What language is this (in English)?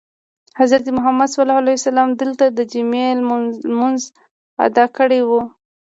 Pashto